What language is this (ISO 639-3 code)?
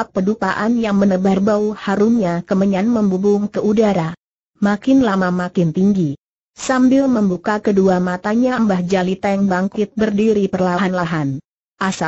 ind